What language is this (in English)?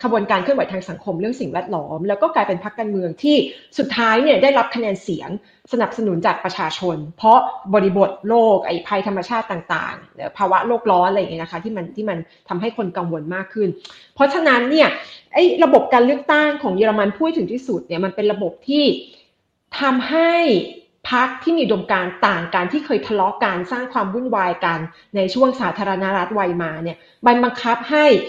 Thai